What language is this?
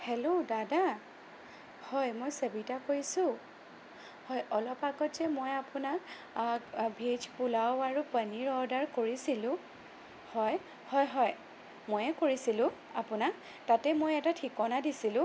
Assamese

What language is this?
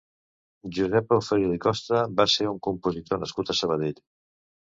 Catalan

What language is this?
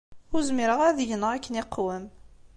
Kabyle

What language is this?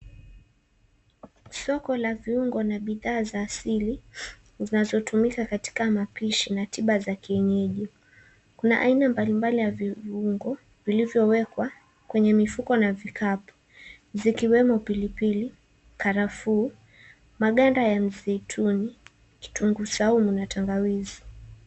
Swahili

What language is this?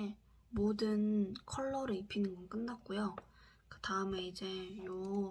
Korean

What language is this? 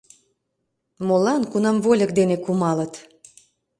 Mari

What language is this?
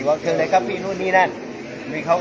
Thai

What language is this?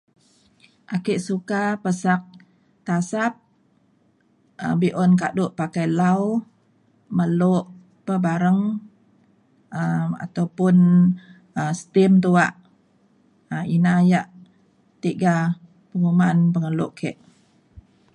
Mainstream Kenyah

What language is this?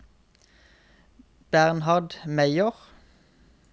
Norwegian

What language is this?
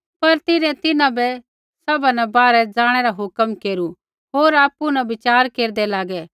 Kullu Pahari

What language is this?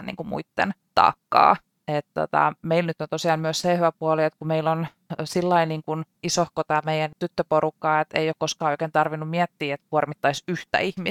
Finnish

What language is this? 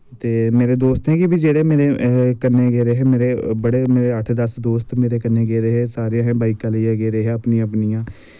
Dogri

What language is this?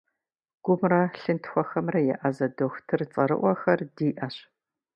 Kabardian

